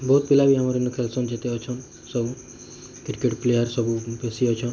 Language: Odia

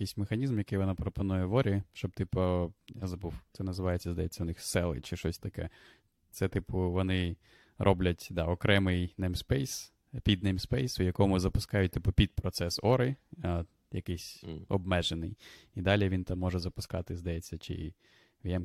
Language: Ukrainian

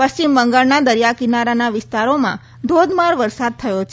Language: Gujarati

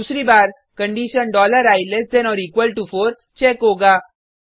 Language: Hindi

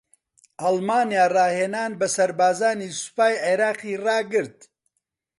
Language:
Central Kurdish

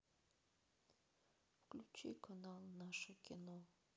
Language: Russian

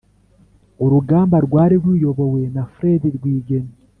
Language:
Kinyarwanda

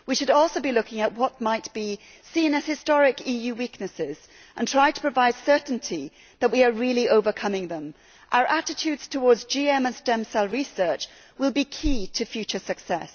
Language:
English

